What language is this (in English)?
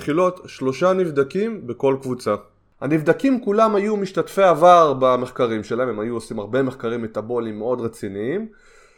Hebrew